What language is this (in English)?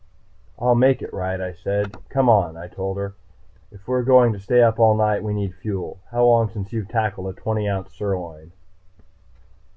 English